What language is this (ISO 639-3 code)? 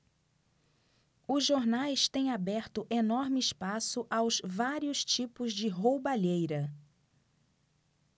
por